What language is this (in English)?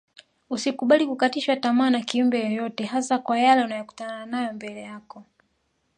Swahili